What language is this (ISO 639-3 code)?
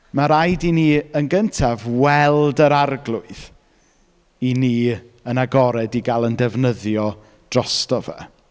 cym